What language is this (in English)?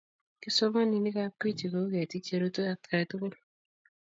Kalenjin